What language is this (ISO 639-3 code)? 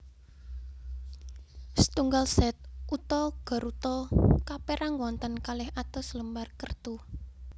jav